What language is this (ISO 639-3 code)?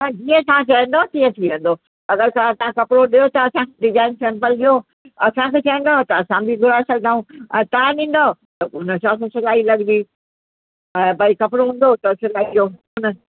snd